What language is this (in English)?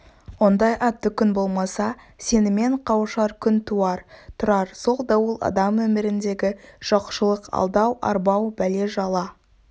Kazakh